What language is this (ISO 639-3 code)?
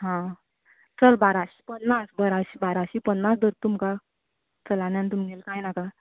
kok